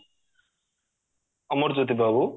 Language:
Odia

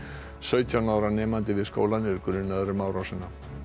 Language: Icelandic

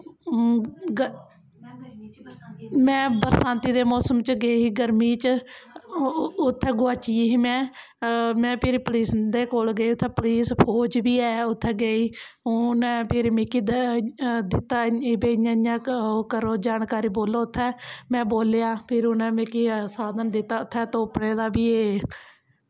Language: Dogri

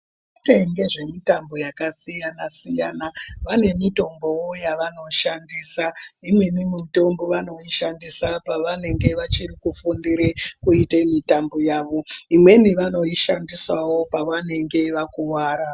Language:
Ndau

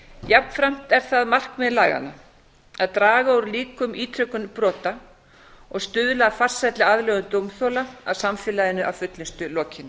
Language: Icelandic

